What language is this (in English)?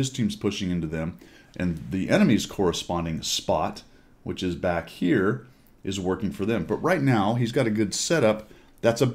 English